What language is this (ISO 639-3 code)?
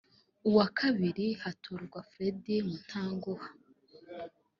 kin